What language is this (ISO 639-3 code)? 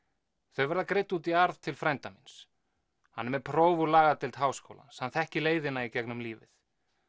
isl